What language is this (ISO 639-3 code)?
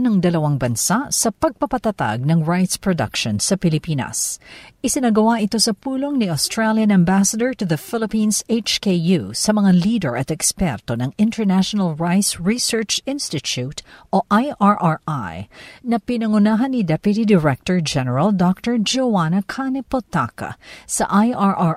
fil